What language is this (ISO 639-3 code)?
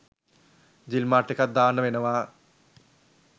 sin